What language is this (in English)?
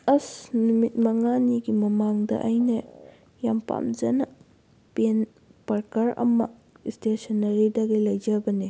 Manipuri